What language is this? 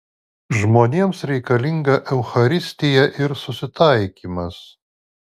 Lithuanian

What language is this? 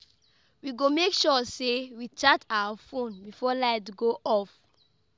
Nigerian Pidgin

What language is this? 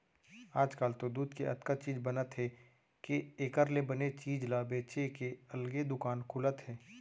Chhattisgarhi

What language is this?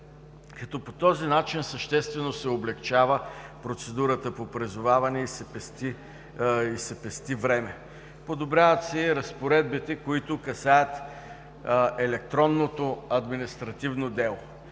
Bulgarian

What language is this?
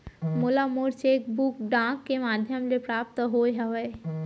Chhattisgarhi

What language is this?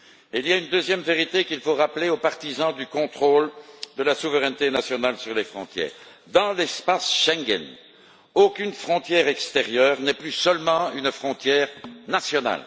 French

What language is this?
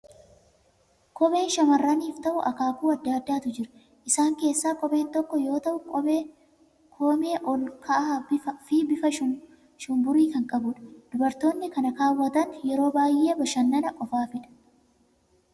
Oromo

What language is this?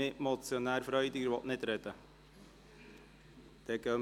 Swiss German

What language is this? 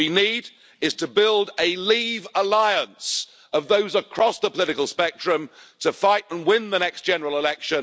English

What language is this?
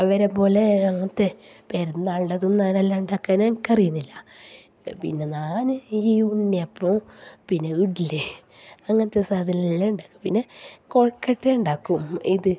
Malayalam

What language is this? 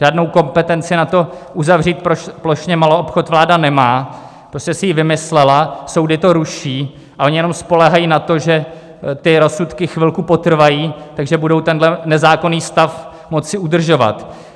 Czech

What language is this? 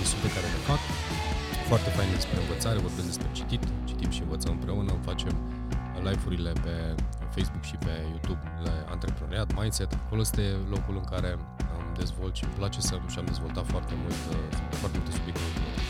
Romanian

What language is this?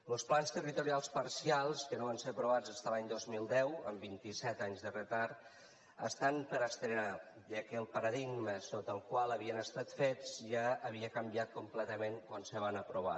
Catalan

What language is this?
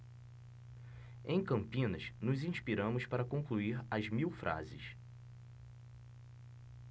Portuguese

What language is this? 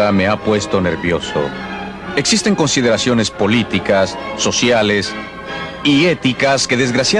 Spanish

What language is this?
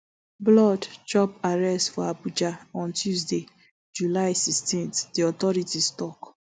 Nigerian Pidgin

